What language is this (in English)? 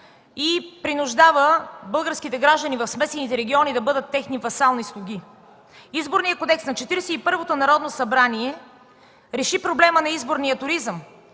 Bulgarian